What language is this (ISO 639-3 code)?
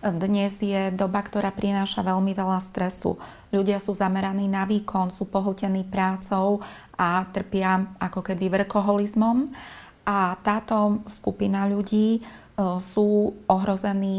slk